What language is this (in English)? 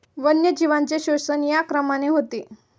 Marathi